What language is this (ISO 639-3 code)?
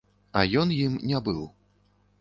bel